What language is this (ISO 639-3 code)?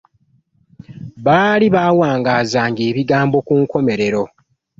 lug